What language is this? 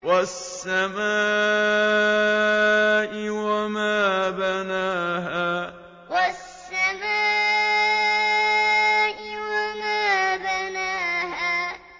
Arabic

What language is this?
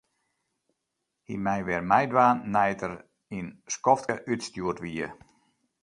Western Frisian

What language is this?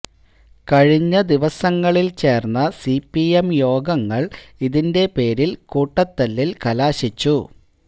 Malayalam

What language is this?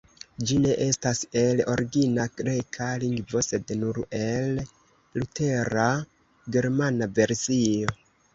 Esperanto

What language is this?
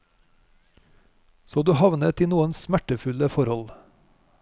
Norwegian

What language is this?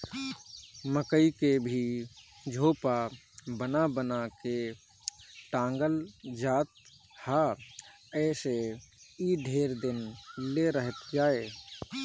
Bhojpuri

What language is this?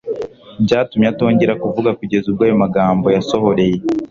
Kinyarwanda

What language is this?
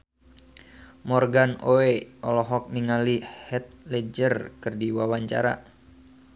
Sundanese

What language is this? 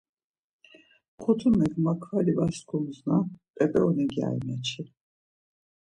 Laz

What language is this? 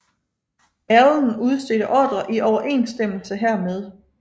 Danish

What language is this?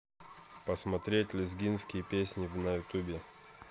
Russian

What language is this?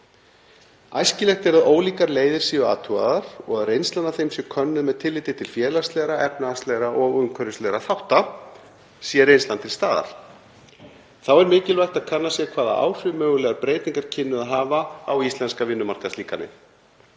Icelandic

